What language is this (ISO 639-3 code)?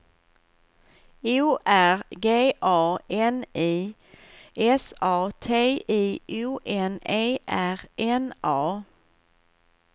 swe